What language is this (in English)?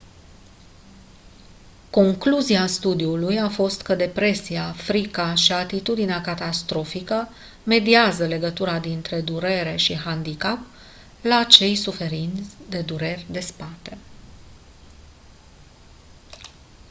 Romanian